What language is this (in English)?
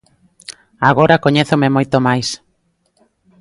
Galician